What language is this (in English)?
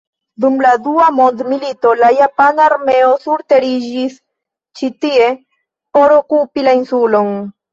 Esperanto